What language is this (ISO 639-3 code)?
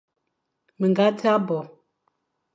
fan